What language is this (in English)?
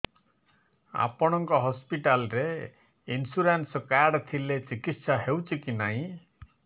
Odia